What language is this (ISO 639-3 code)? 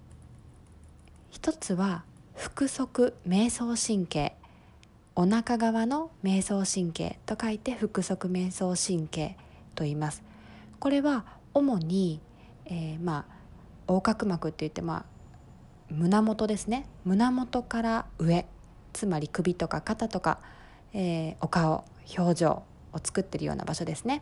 jpn